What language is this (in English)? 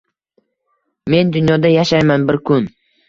Uzbek